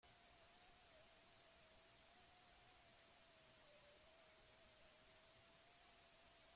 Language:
Basque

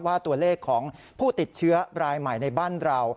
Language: Thai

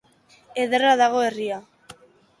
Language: Basque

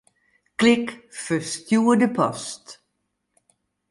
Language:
Western Frisian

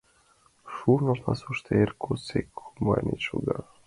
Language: Mari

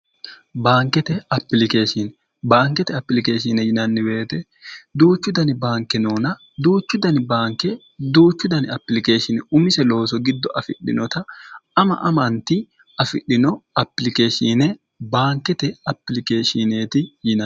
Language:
Sidamo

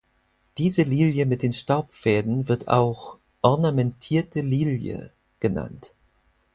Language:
German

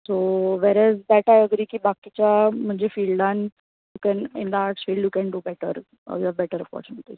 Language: Konkani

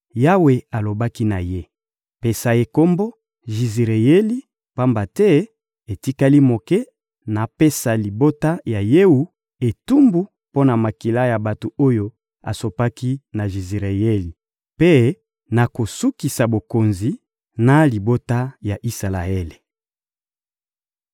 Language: Lingala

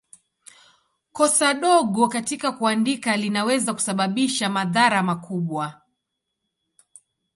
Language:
Swahili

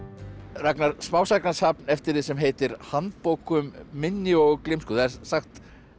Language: Icelandic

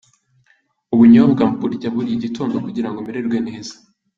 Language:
Kinyarwanda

